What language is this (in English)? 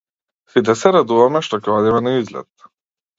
Macedonian